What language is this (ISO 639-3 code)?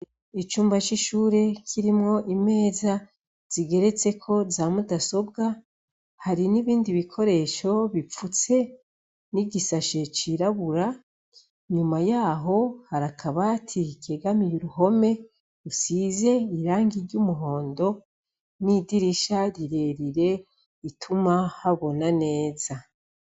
run